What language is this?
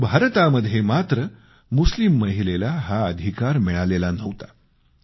Marathi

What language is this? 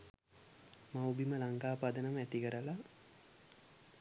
Sinhala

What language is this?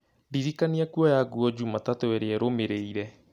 Kikuyu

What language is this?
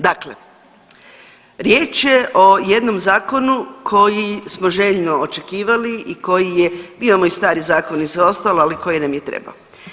Croatian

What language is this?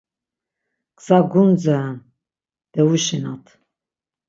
Laz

